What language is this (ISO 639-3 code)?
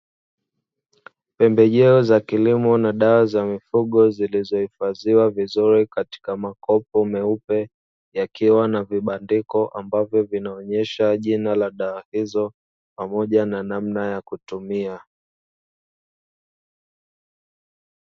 swa